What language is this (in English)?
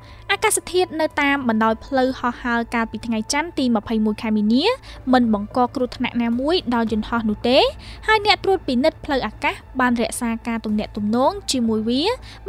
Thai